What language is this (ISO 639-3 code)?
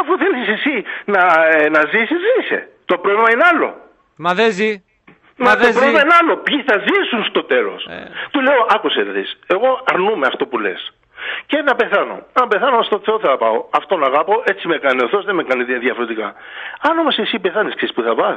ell